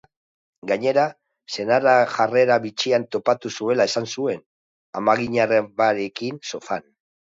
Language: Basque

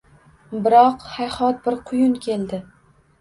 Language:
Uzbek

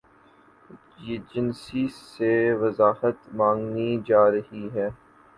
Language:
Urdu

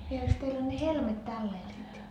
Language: Finnish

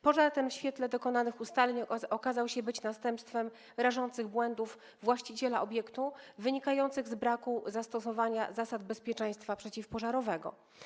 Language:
Polish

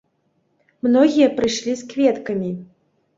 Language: Belarusian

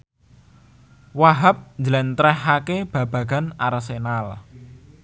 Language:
Javanese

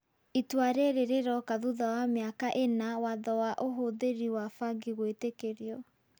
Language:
Kikuyu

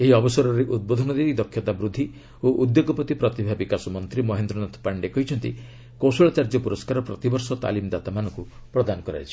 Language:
Odia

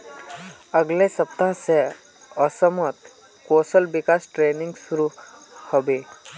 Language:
Magahi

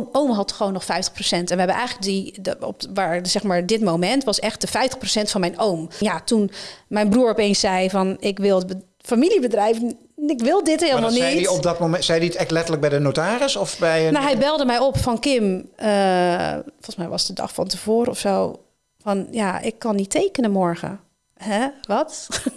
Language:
Dutch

